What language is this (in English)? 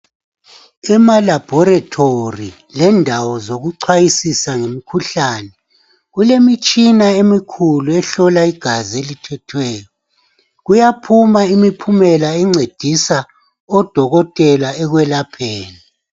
North Ndebele